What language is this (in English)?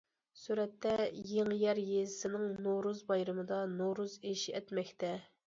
Uyghur